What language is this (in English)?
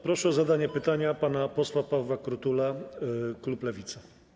Polish